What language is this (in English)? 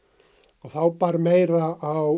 Icelandic